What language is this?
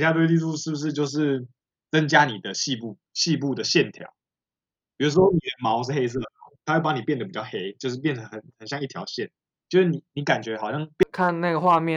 Chinese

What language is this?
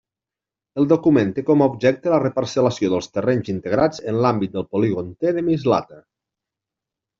Catalan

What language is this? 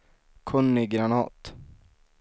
Swedish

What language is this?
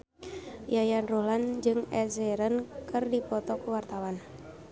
Sundanese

